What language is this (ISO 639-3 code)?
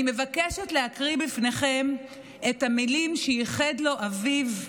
heb